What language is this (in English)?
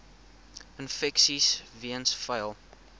Afrikaans